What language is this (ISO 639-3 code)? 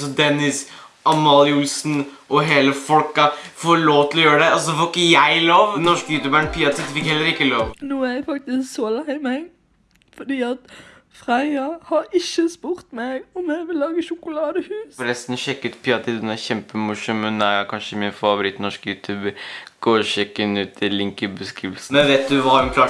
nor